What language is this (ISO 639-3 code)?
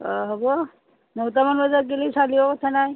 asm